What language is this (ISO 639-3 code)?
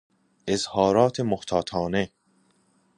fas